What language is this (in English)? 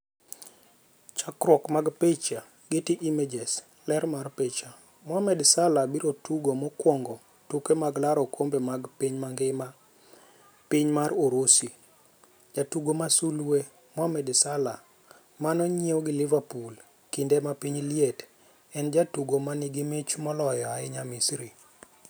Luo (Kenya and Tanzania)